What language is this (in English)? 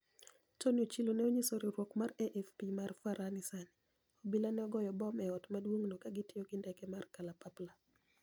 Luo (Kenya and Tanzania)